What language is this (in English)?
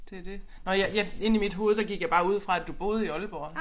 Danish